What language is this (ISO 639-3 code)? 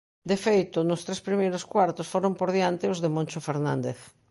glg